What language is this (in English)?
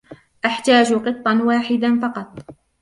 Arabic